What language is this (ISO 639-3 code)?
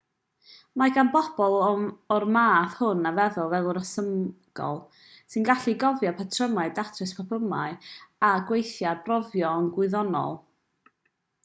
cym